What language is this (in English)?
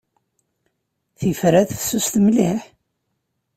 Kabyle